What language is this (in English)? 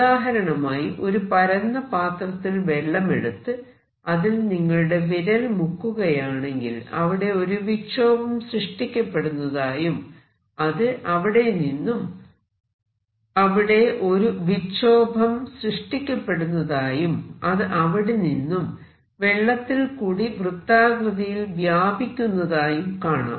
Malayalam